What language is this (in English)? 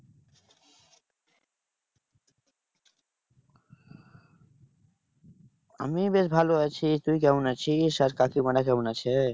Bangla